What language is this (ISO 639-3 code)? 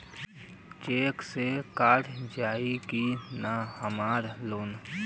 bho